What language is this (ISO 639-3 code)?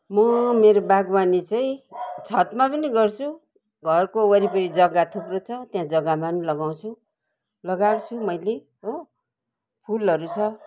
nep